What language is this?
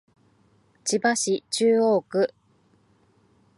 Japanese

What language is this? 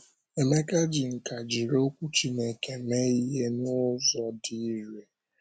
Igbo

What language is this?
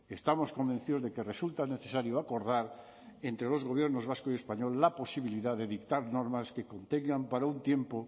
Spanish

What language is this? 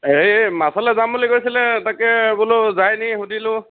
Assamese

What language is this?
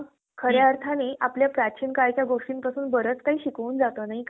Marathi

